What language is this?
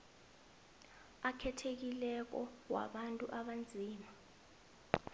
South Ndebele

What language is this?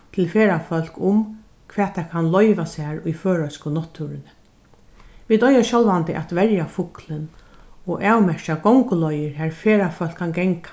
Faroese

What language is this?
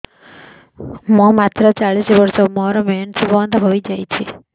Odia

